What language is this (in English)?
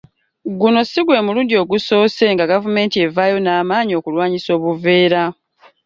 Ganda